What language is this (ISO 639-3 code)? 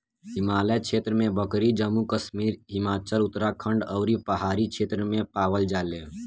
bho